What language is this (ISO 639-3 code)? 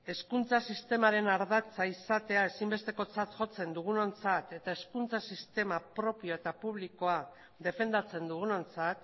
eus